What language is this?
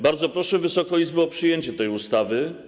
Polish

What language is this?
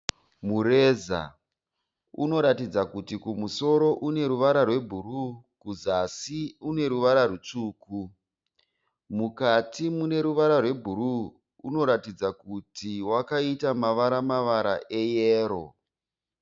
Shona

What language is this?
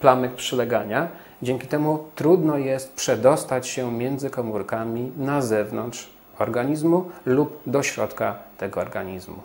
Polish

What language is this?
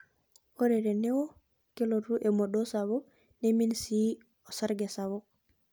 Masai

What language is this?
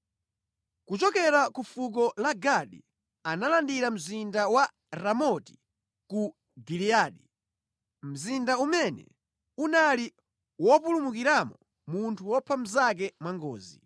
Nyanja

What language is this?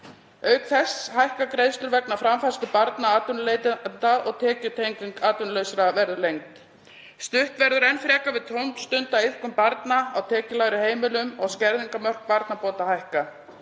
Icelandic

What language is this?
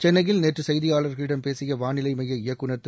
Tamil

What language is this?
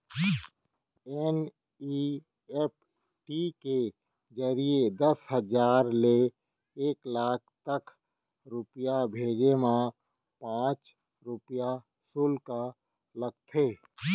Chhattisgarhi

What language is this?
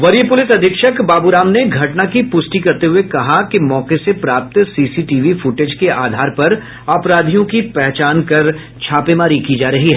Hindi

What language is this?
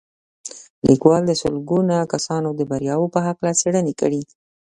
Pashto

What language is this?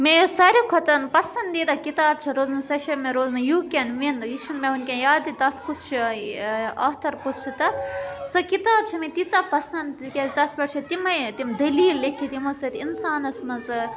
Kashmiri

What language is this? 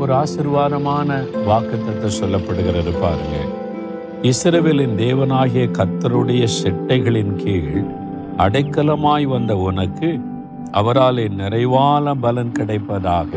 Tamil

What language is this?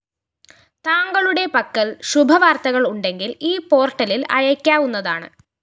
Malayalam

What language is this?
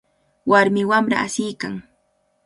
Cajatambo North Lima Quechua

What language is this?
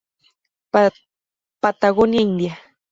Spanish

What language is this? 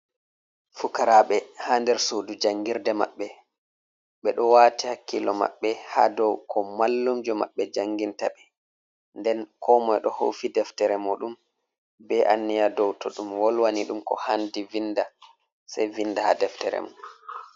Fula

